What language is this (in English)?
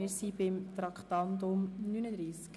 Swiss German